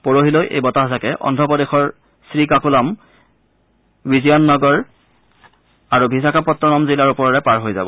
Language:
Assamese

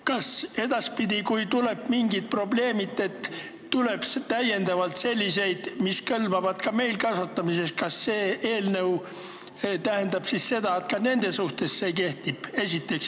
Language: Estonian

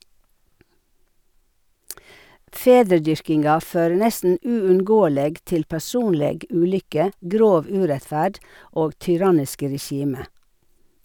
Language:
Norwegian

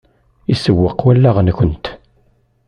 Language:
Kabyle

